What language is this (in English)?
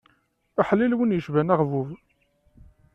Kabyle